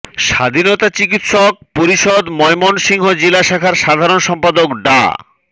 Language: Bangla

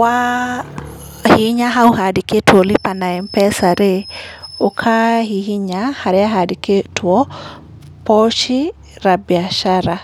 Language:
Kikuyu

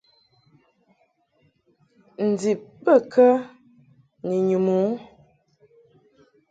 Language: Mungaka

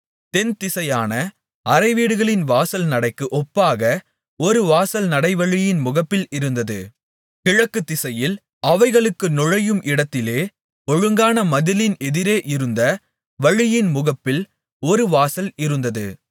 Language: Tamil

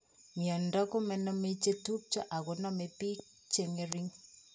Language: Kalenjin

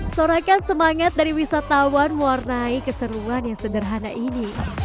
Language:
Indonesian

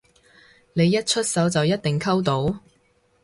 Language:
Cantonese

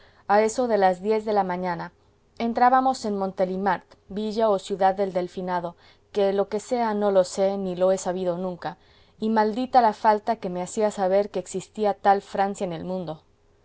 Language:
Spanish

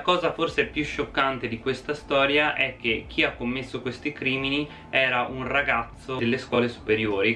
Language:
Italian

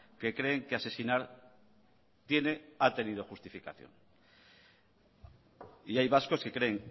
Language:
Spanish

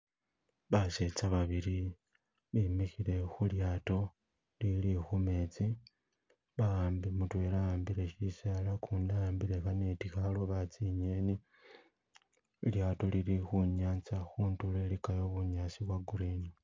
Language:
Masaaba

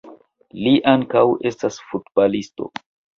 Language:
Esperanto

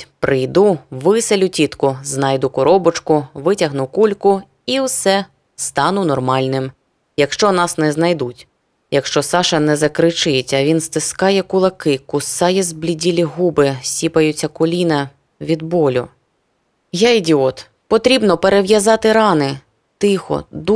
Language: Ukrainian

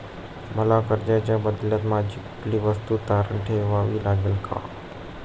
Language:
Marathi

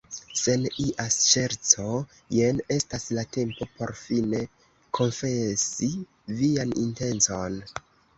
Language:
Esperanto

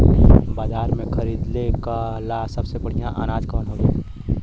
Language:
Bhojpuri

